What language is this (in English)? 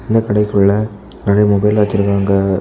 Tamil